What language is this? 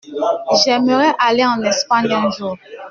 French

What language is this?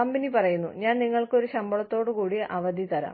Malayalam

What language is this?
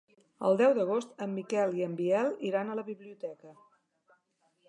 Catalan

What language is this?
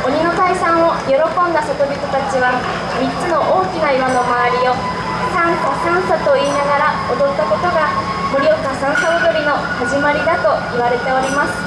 Japanese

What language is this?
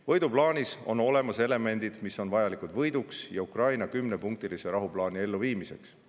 Estonian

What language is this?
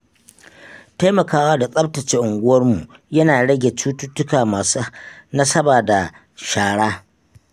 Hausa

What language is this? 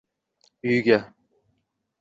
Uzbek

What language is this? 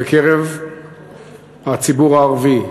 Hebrew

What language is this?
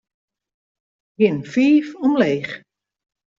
Western Frisian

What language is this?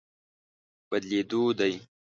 Pashto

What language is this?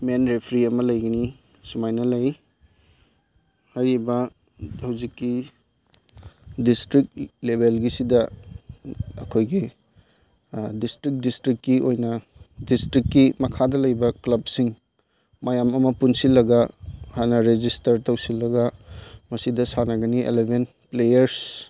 Manipuri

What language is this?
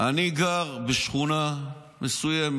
Hebrew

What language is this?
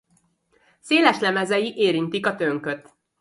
Hungarian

